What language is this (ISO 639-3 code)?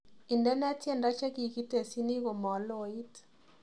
kln